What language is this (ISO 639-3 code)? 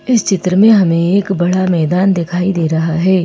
hin